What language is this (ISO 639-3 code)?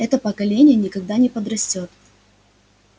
rus